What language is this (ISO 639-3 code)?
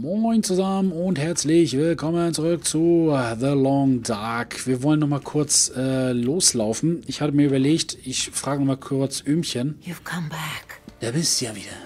deu